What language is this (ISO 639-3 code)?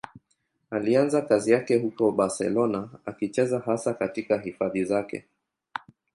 swa